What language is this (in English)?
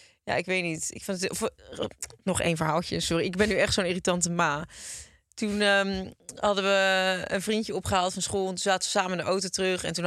Dutch